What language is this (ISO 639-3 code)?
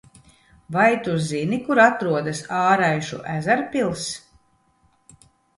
lav